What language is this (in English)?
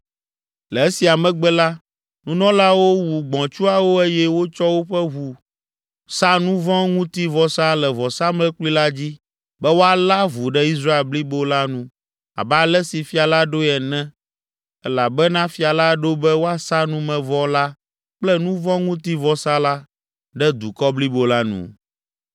Ewe